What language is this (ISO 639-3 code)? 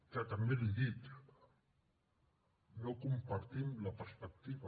cat